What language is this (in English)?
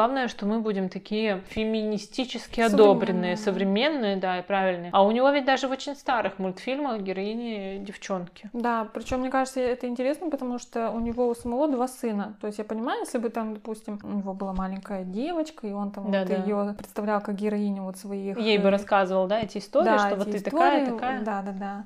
Russian